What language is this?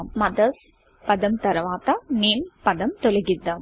Telugu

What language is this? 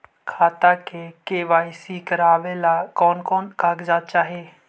Magahi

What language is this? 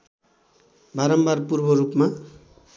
Nepali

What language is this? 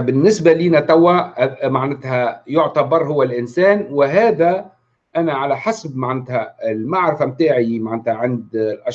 Arabic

